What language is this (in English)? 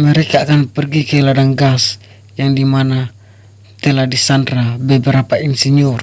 Indonesian